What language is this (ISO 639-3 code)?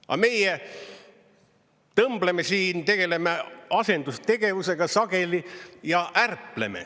est